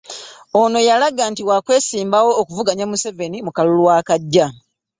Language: Ganda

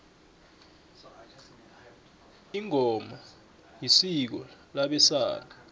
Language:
South Ndebele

